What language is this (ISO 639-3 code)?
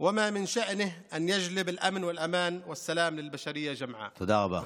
heb